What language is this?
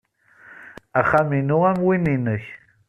Kabyle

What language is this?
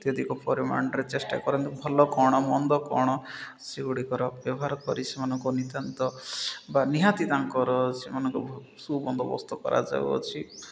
Odia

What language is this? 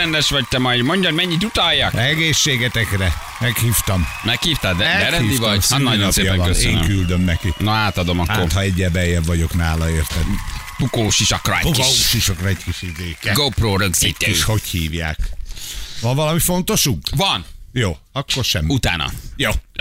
Hungarian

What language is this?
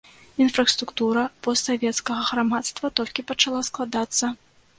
Belarusian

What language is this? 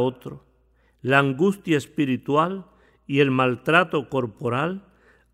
Spanish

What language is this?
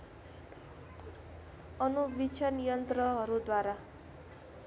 Nepali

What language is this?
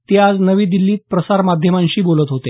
Marathi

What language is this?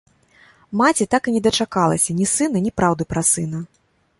Belarusian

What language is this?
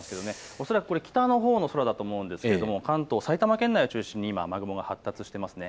Japanese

